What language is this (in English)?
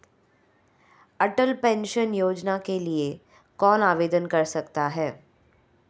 Hindi